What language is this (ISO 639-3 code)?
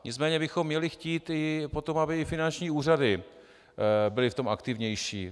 ces